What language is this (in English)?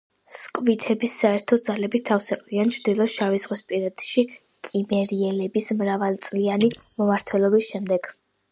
Georgian